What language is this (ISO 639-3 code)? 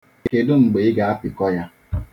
ibo